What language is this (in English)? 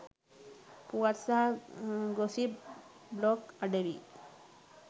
Sinhala